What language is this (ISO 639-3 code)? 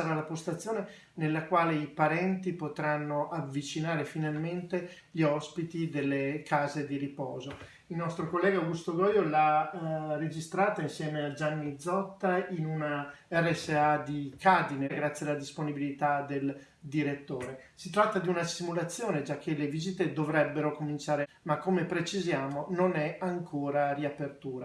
ita